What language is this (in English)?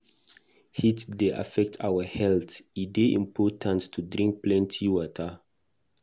Nigerian Pidgin